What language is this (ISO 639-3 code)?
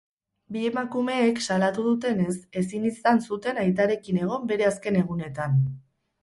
eus